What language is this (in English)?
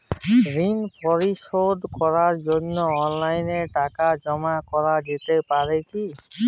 Bangla